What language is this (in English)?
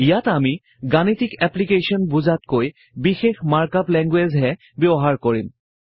Assamese